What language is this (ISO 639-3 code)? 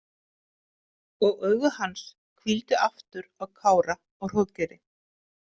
isl